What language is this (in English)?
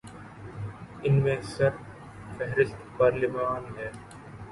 Urdu